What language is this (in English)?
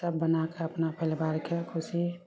Maithili